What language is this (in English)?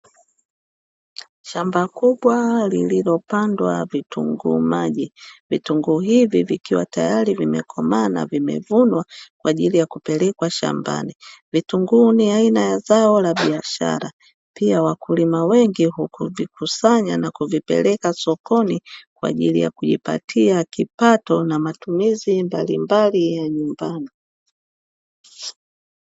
Swahili